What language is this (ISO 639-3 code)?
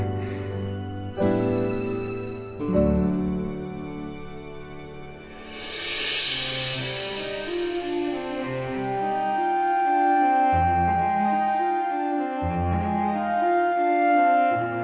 ind